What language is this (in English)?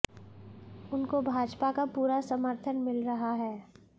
Hindi